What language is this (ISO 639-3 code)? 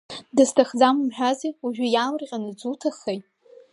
abk